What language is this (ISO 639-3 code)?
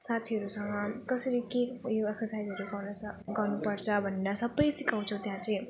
nep